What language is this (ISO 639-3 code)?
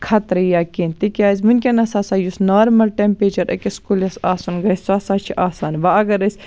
kas